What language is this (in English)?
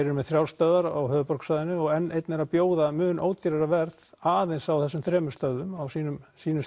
Icelandic